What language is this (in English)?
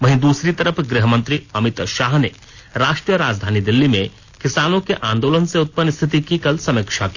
Hindi